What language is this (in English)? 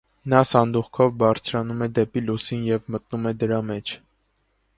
Armenian